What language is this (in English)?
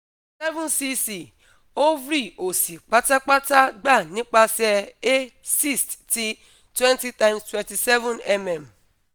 Yoruba